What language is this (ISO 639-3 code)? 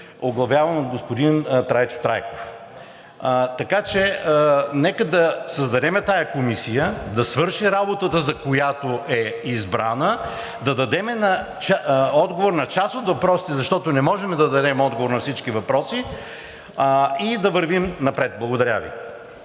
bul